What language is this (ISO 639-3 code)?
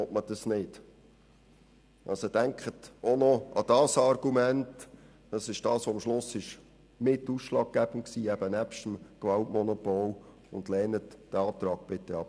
gsw